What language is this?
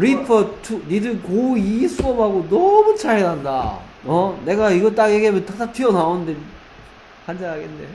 Korean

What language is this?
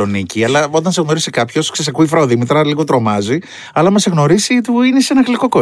Greek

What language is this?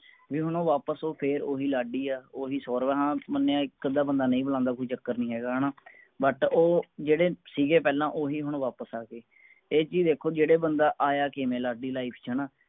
Punjabi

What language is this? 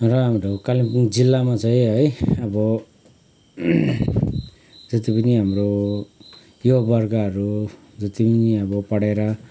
Nepali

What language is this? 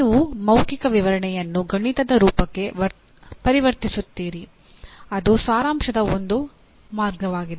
Kannada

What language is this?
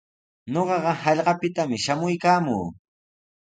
Sihuas Ancash Quechua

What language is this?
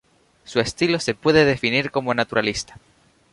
Spanish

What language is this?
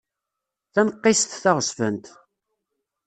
Kabyle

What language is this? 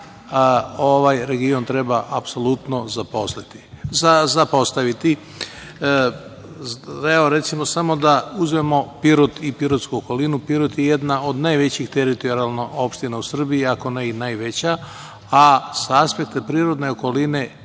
Serbian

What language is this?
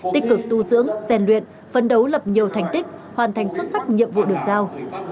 Vietnamese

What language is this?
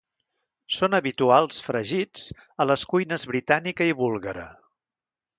Catalan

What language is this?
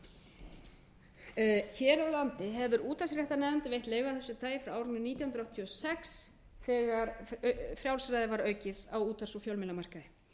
Icelandic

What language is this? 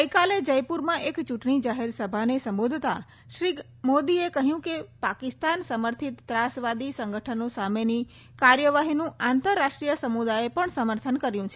Gujarati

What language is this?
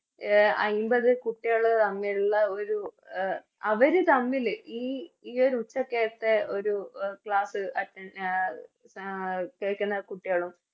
Malayalam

